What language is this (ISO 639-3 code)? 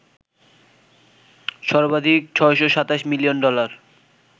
ben